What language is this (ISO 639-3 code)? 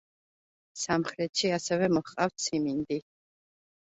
kat